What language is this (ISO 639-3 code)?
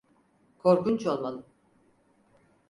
tur